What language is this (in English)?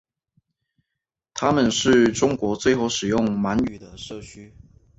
Chinese